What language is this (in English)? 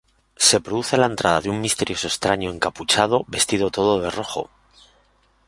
Spanish